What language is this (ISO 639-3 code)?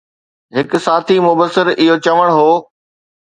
snd